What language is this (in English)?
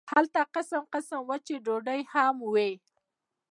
Pashto